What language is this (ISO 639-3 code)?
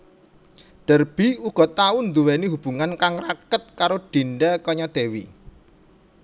jav